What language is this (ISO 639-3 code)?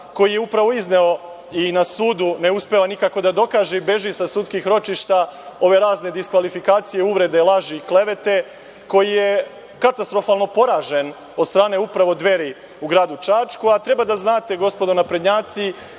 srp